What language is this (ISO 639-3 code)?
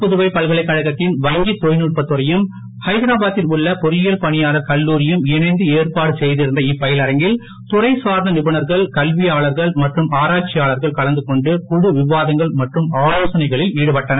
tam